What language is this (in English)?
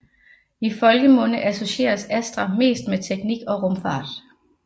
Danish